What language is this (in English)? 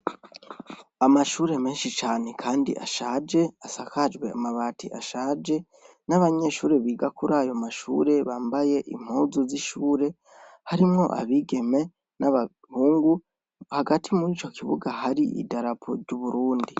Rundi